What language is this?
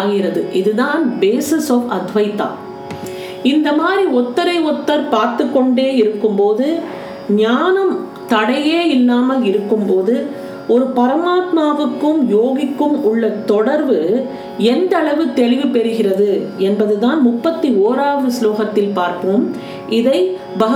Tamil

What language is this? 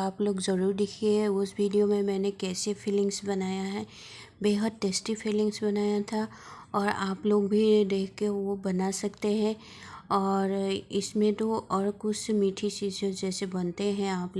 Hindi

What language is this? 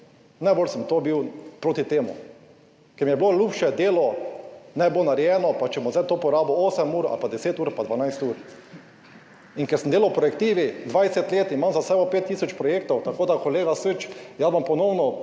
Slovenian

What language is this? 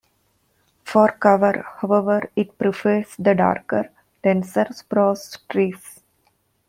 English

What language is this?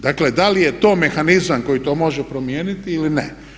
Croatian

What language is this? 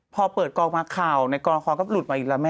Thai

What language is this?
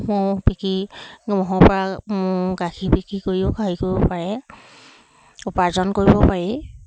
Assamese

